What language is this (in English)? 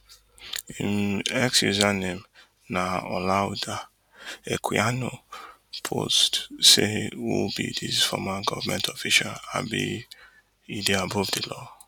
Nigerian Pidgin